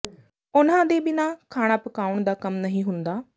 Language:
Punjabi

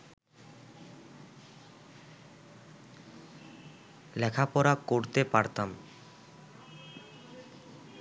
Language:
Bangla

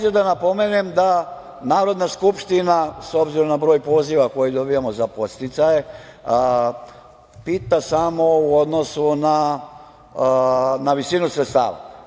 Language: Serbian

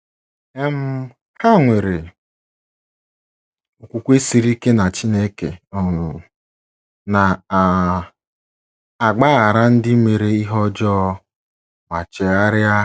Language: Igbo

